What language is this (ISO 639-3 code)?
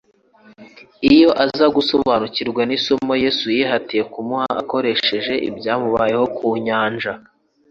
kin